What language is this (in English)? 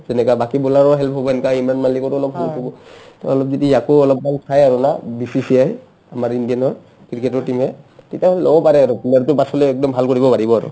Assamese